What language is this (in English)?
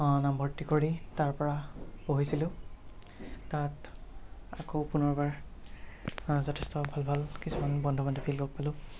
Assamese